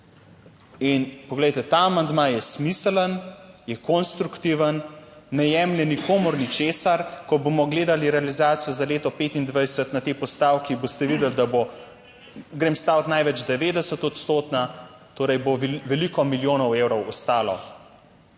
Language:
Slovenian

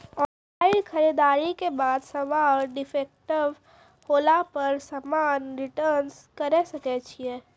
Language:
Maithili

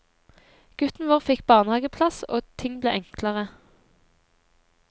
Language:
Norwegian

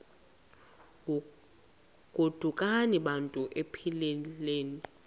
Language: Xhosa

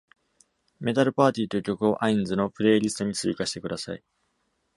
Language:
Japanese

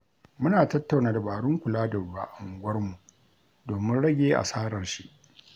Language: Hausa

